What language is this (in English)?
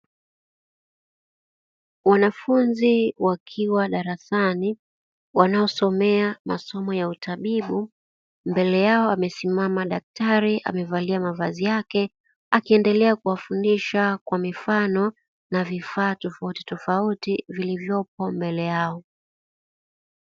Swahili